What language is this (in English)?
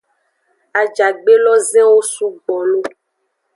Aja (Benin)